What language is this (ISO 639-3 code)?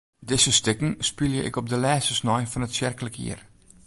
fry